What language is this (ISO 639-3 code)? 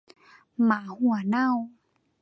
tha